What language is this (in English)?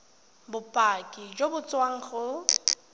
Tswana